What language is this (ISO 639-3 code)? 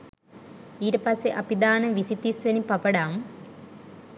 sin